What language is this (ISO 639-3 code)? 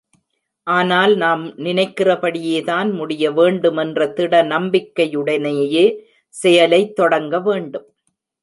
tam